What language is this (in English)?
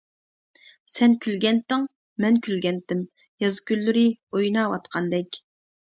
Uyghur